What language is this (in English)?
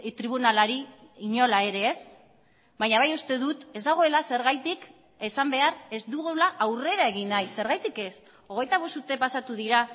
Basque